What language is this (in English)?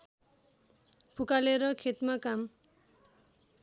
Nepali